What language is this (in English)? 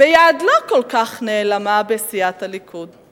Hebrew